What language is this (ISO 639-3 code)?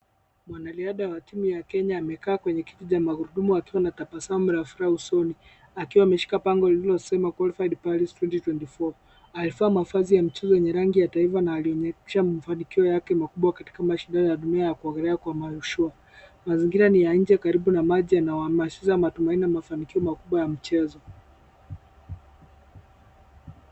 swa